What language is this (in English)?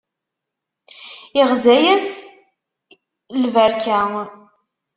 Kabyle